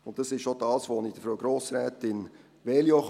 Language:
Swiss German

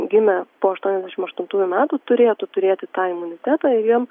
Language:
Lithuanian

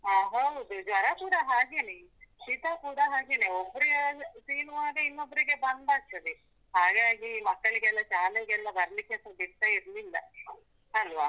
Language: Kannada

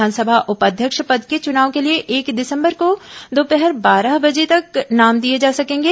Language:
Hindi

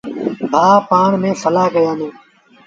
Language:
Sindhi Bhil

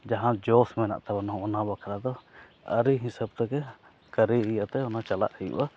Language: Santali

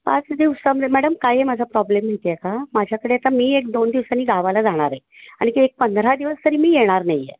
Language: Marathi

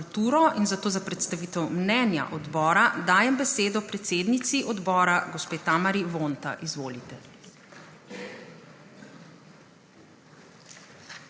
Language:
Slovenian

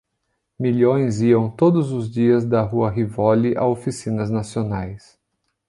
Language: Portuguese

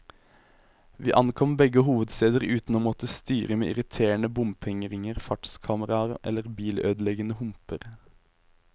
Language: Norwegian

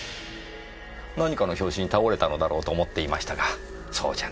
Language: Japanese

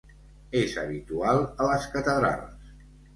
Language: Catalan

